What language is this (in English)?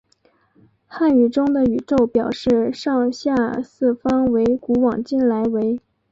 Chinese